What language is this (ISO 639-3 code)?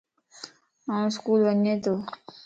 lss